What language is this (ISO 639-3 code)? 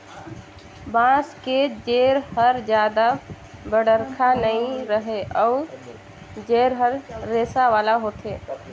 hne